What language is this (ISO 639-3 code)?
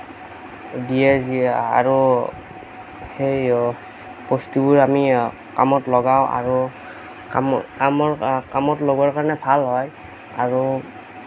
asm